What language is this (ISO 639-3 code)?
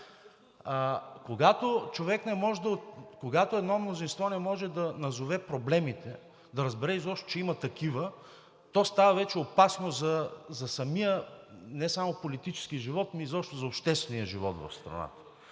bul